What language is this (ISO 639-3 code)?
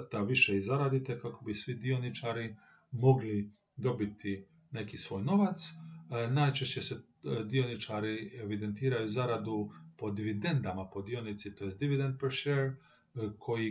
hrv